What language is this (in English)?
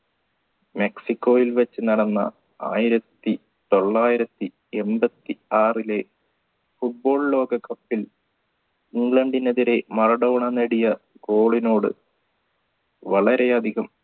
Malayalam